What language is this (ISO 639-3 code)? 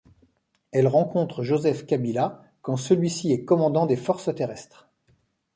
fra